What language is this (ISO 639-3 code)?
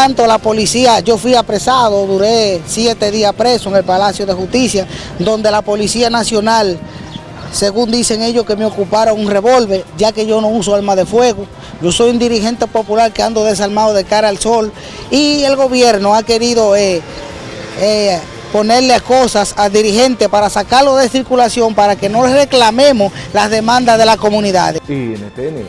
spa